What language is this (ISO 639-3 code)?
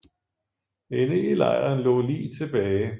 dan